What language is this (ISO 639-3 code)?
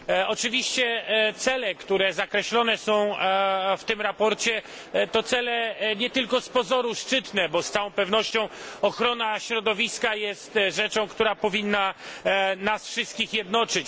pol